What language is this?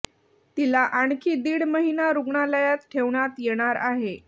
Marathi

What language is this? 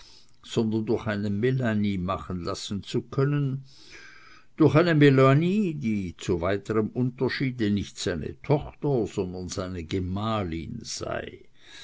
German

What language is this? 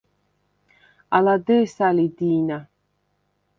Svan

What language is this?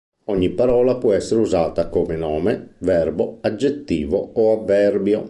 Italian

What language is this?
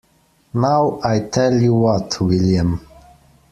English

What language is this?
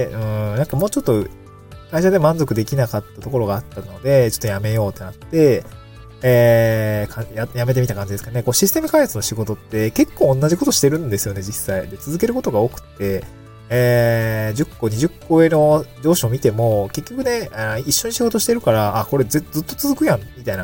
Japanese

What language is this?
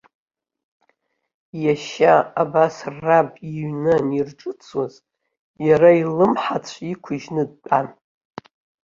Abkhazian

